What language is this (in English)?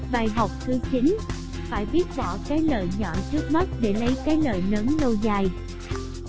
Vietnamese